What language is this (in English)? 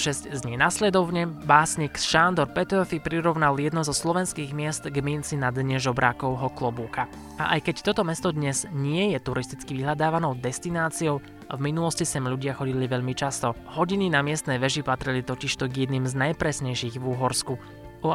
Slovak